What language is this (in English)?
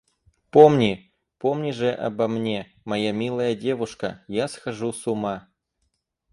Russian